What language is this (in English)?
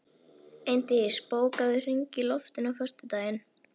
Icelandic